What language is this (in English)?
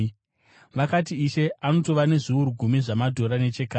Shona